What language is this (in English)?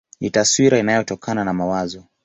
Swahili